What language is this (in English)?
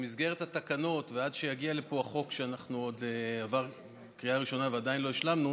Hebrew